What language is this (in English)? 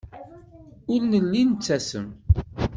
Kabyle